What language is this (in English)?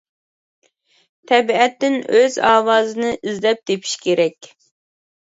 Uyghur